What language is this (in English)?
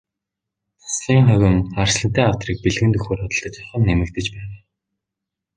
Mongolian